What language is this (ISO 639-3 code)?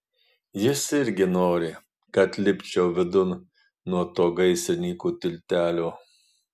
lit